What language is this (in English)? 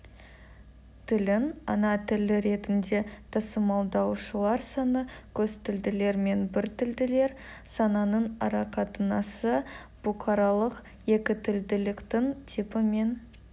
Kazakh